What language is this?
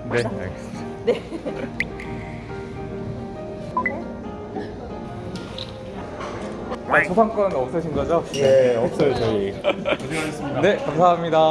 Korean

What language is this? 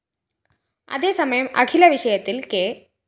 Malayalam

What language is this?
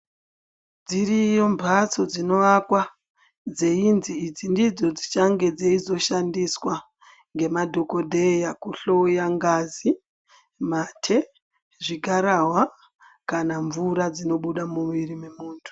Ndau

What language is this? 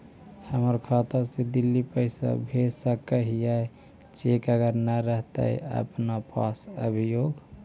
Magahi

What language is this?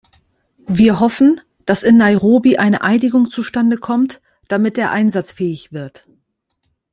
German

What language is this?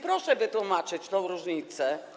Polish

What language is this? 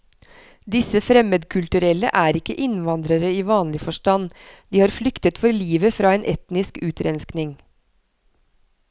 Norwegian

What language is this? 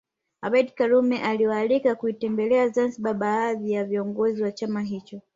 Swahili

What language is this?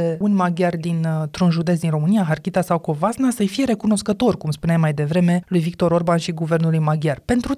Romanian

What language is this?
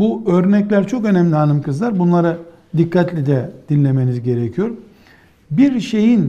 Turkish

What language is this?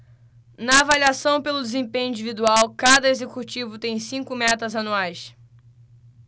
Portuguese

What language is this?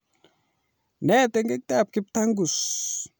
Kalenjin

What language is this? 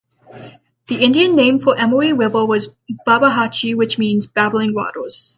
English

